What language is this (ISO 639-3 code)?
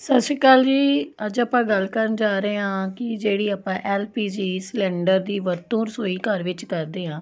pan